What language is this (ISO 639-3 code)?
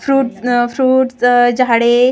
mar